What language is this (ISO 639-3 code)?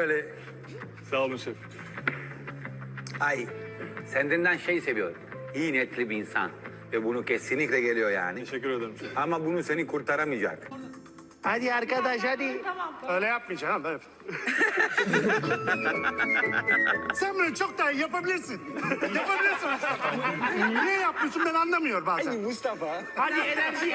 tur